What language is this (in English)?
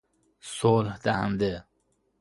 Persian